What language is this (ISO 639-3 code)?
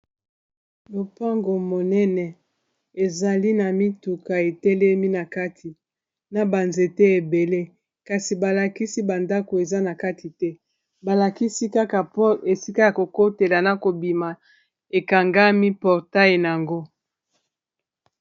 lin